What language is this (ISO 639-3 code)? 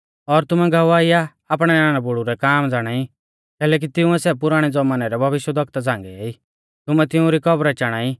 bfz